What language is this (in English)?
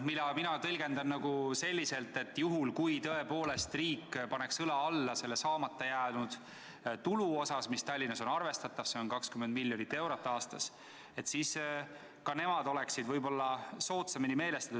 Estonian